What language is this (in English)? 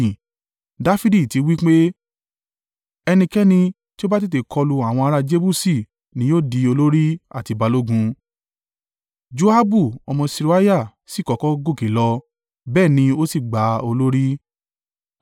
Yoruba